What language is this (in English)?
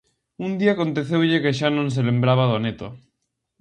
Galician